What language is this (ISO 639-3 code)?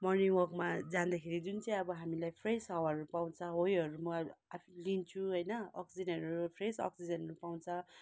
nep